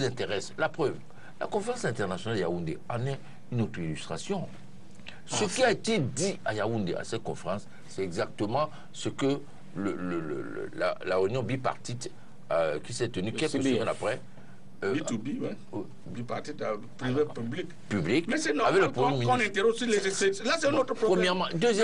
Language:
French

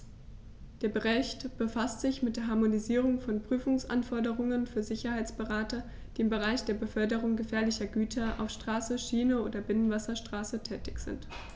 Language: German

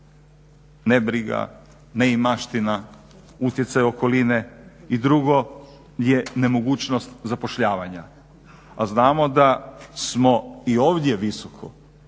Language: Croatian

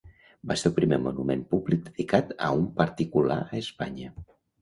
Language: Catalan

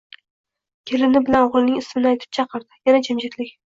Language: Uzbek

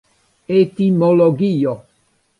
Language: Esperanto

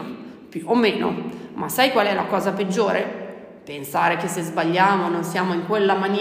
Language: Italian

